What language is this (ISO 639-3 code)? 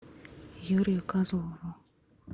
rus